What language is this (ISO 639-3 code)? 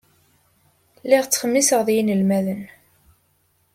kab